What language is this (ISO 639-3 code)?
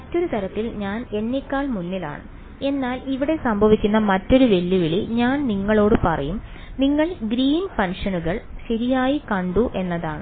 mal